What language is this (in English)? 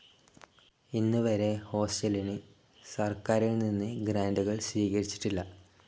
Malayalam